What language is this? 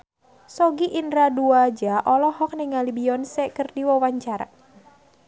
Sundanese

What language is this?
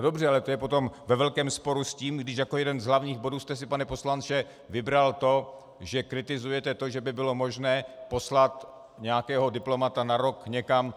Czech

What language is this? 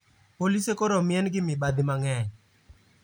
Luo (Kenya and Tanzania)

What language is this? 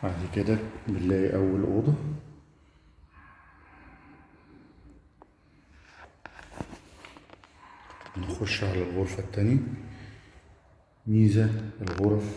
Arabic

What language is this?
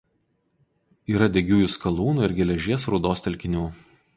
Lithuanian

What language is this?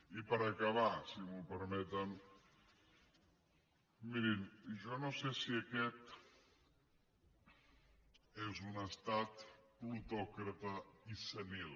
Catalan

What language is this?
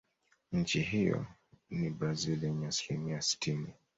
Swahili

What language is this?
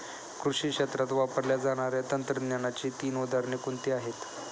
Marathi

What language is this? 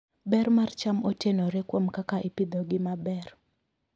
Luo (Kenya and Tanzania)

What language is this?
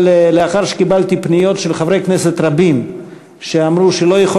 Hebrew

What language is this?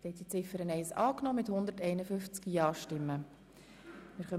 Swiss German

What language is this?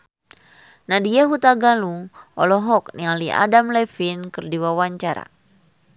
Sundanese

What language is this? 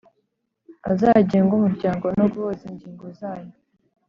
Kinyarwanda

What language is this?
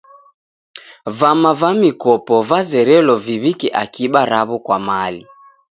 Taita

